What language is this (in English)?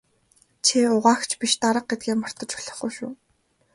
Mongolian